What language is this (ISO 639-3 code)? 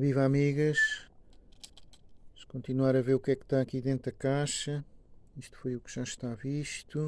por